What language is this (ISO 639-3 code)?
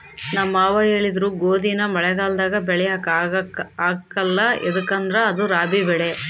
kan